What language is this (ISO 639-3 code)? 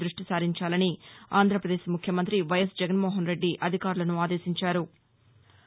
tel